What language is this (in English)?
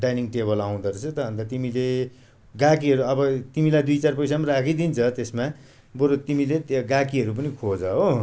Nepali